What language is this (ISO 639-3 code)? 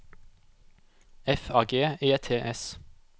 nor